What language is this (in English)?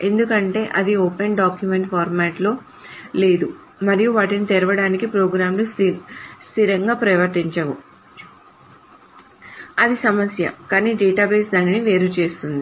Telugu